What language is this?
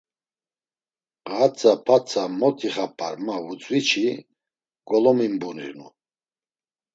Laz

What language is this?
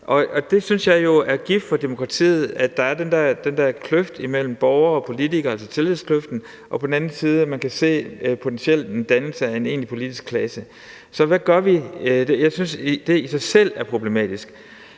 Danish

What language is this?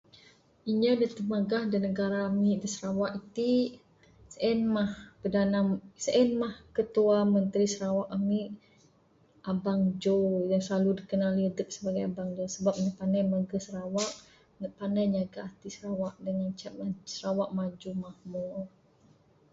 Bukar-Sadung Bidayuh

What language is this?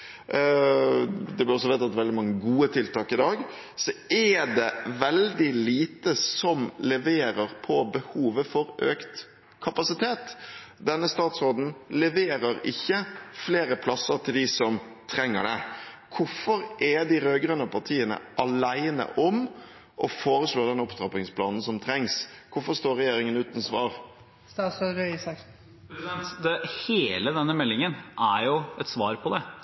Norwegian Bokmål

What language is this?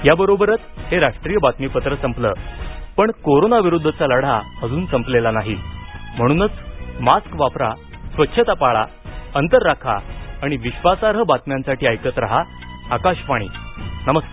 Marathi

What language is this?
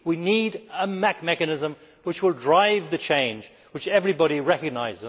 English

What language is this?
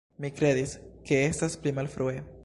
Esperanto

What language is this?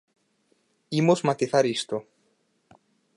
Galician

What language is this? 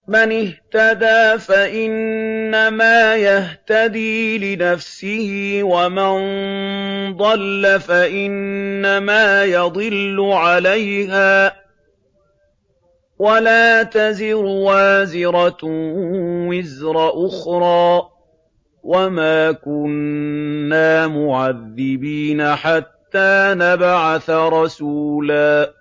Arabic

